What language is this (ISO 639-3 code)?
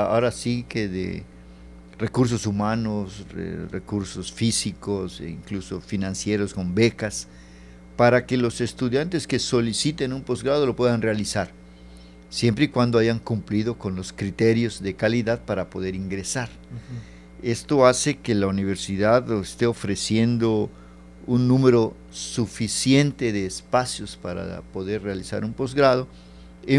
spa